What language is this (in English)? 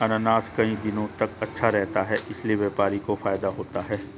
Hindi